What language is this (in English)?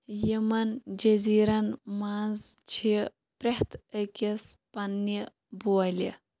Kashmiri